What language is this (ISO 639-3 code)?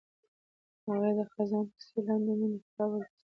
pus